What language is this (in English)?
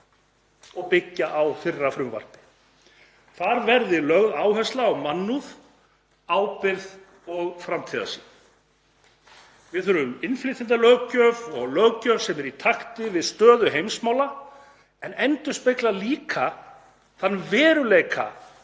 Icelandic